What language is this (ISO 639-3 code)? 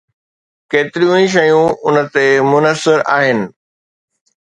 snd